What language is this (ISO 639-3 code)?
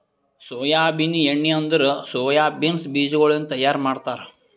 kan